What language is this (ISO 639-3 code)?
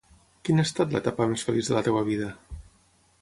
cat